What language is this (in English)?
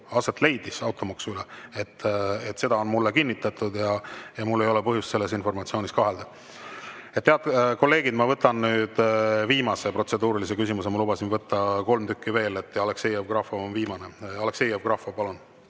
Estonian